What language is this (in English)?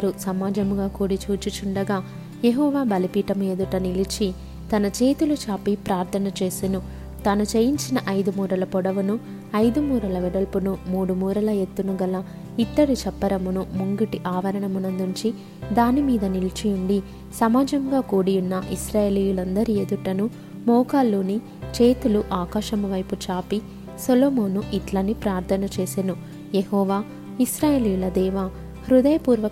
Telugu